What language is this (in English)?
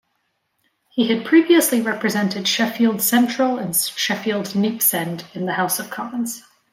English